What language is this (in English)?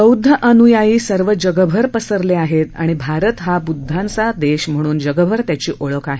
Marathi